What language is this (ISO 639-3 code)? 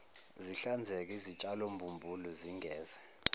zul